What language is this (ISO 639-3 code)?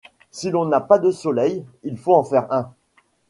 fra